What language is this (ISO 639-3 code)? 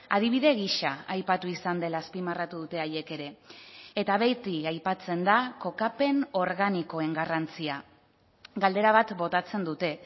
eus